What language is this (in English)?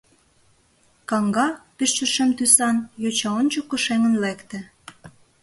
Mari